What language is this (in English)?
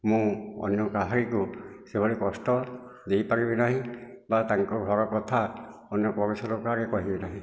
Odia